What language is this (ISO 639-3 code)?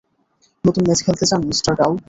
ben